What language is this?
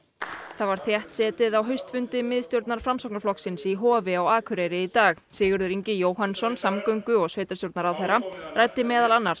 Icelandic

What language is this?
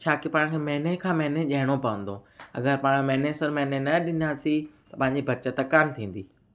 Sindhi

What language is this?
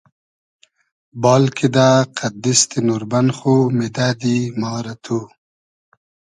Hazaragi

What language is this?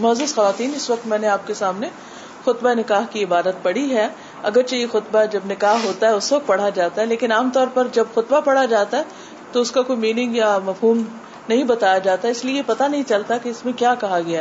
Urdu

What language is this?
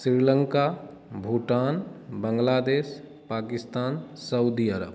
Maithili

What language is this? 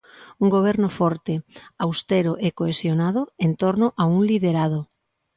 Galician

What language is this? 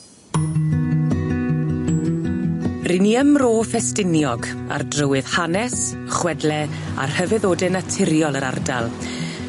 Welsh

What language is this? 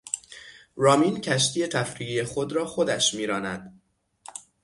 Persian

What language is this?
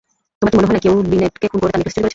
Bangla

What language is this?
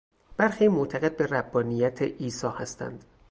Persian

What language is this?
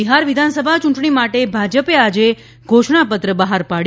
Gujarati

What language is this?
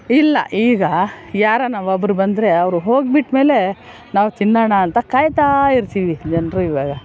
Kannada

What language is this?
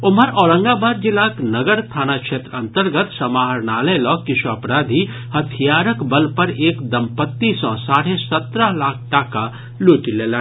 Maithili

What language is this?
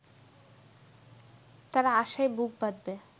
Bangla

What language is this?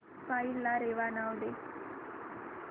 Marathi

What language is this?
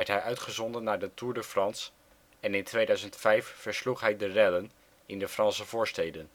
Dutch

